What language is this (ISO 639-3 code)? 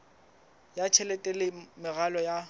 sot